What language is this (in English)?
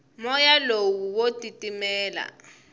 Tsonga